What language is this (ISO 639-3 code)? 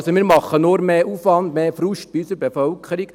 gsw